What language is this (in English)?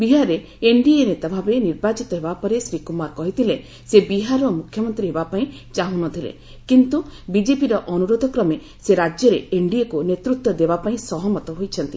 Odia